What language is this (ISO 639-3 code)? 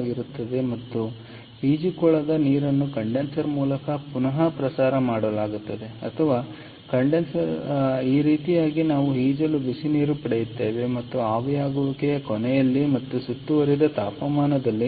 kan